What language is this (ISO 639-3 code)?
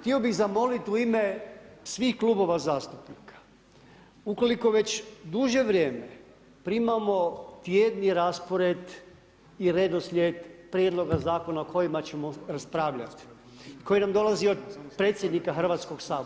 hrv